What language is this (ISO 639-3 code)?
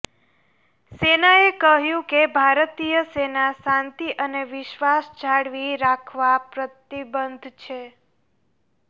guj